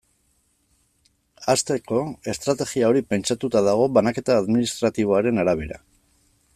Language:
Basque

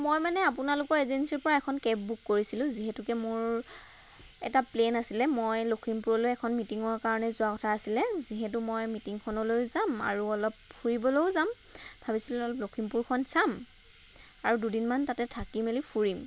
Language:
Assamese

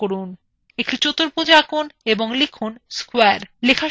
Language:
Bangla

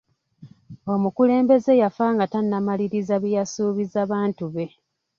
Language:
Ganda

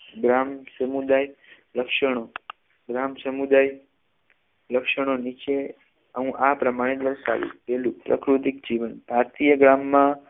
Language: Gujarati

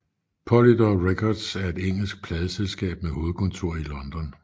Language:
Danish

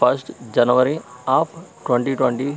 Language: Telugu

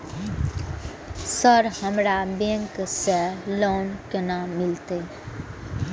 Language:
Maithili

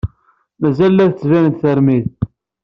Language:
Kabyle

